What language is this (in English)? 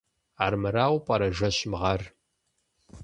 Kabardian